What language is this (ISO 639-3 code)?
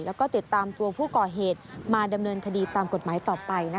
tha